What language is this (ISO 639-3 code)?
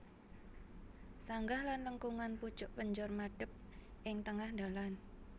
jav